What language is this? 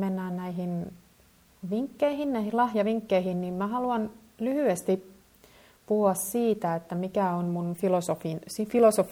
Finnish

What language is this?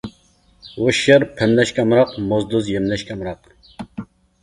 Uyghur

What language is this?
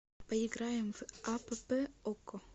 Russian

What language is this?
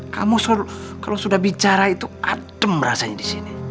Indonesian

